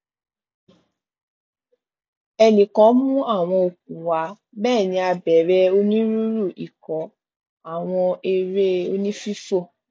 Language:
Yoruba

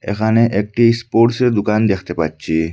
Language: Bangla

